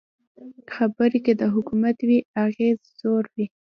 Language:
Pashto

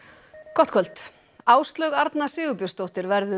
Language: Icelandic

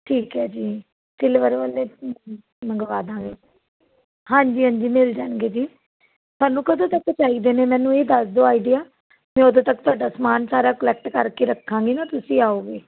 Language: Punjabi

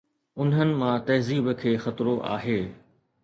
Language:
Sindhi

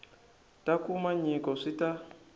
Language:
Tsonga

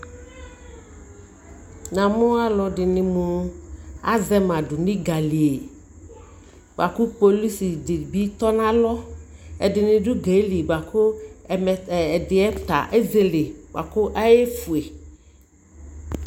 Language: Ikposo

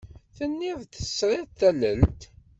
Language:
Kabyle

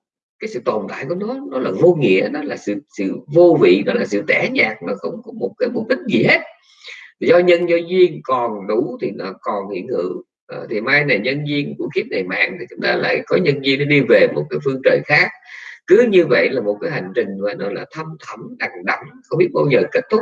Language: Vietnamese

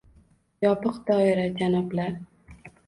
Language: Uzbek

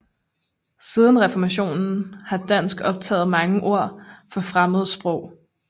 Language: Danish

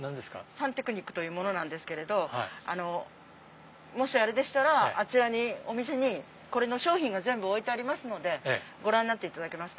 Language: Japanese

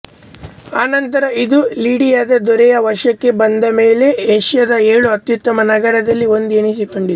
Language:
Kannada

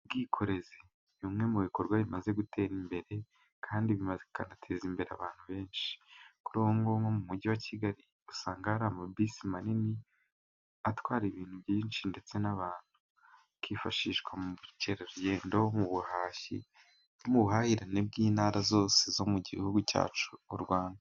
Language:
Kinyarwanda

